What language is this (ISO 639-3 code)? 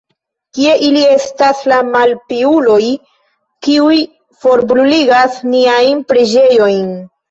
epo